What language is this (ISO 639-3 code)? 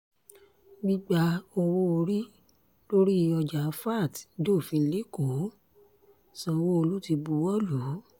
yor